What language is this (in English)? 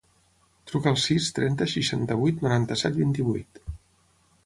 Catalan